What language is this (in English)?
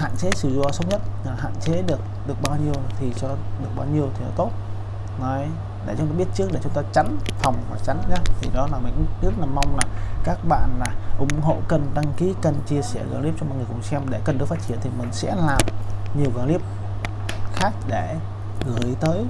Vietnamese